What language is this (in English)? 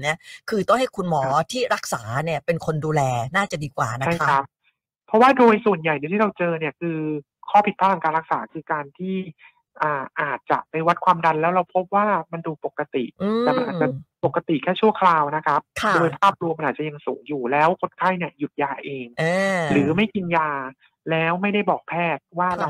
Thai